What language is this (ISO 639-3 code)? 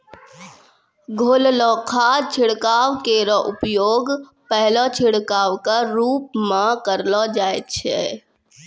mai